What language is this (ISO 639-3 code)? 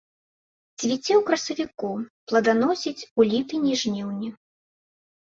bel